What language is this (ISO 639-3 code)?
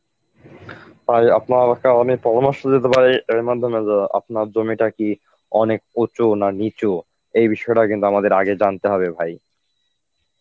ben